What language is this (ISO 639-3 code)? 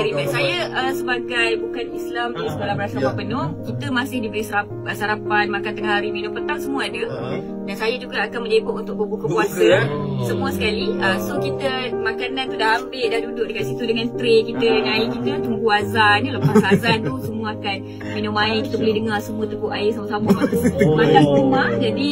msa